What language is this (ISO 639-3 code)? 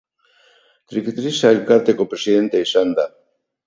eus